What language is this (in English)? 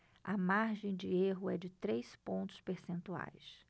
Portuguese